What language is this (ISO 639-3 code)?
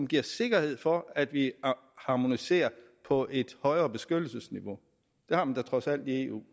dan